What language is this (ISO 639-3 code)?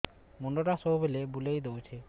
ori